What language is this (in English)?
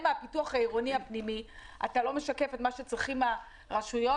Hebrew